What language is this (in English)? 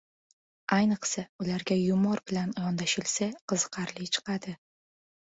Uzbek